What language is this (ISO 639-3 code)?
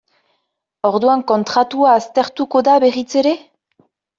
eus